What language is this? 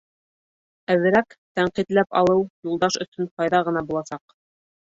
Bashkir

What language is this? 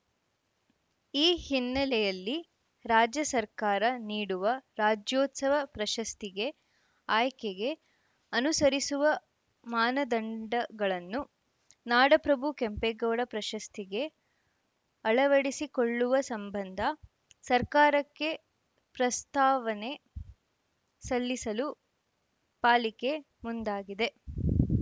Kannada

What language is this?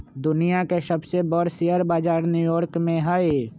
Magahi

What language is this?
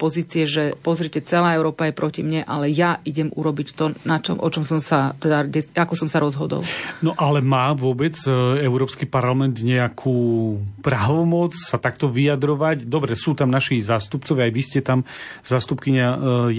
Slovak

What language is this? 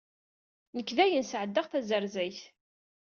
Kabyle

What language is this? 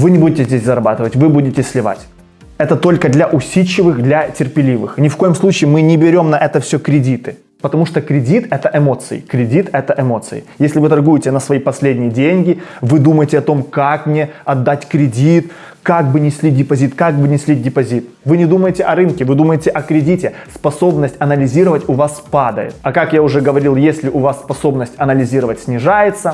Russian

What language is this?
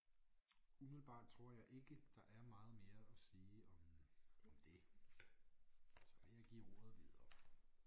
Danish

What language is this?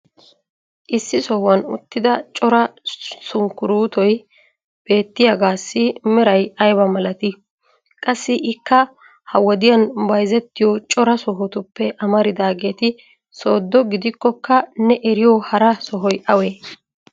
Wolaytta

